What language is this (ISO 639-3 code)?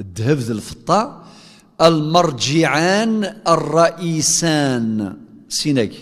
ara